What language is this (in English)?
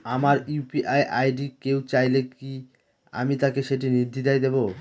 Bangla